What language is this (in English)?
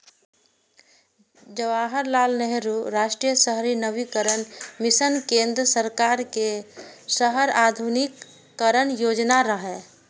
Maithili